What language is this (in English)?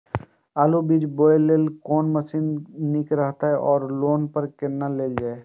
Maithili